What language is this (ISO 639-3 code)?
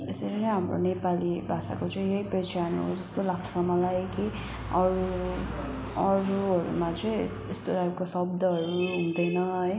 nep